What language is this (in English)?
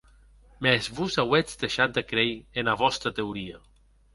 Occitan